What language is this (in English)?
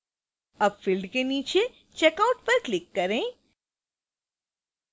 Hindi